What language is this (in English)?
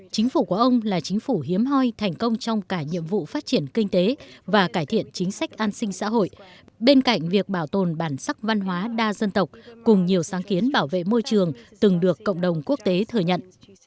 Vietnamese